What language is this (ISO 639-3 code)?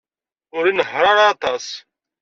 kab